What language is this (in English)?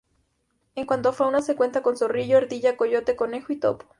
Spanish